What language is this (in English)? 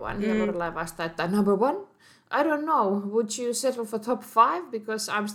Finnish